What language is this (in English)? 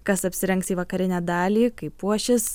Lithuanian